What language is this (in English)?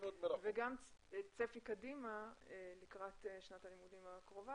Hebrew